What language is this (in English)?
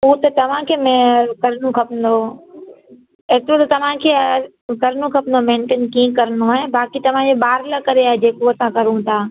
Sindhi